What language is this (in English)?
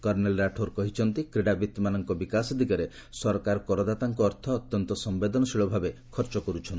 Odia